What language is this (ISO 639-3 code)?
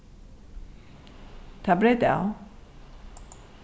fao